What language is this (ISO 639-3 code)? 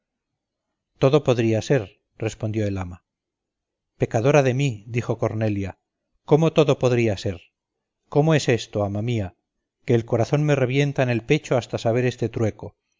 spa